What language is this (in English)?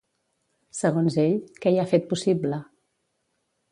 Catalan